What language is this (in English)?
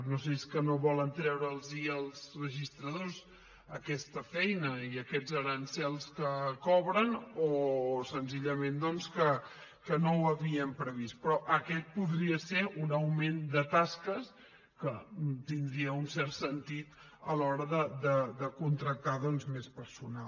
Catalan